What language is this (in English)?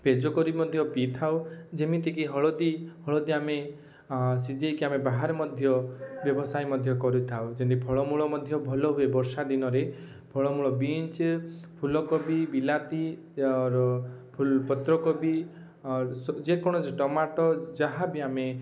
Odia